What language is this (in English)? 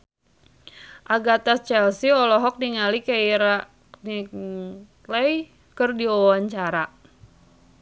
Sundanese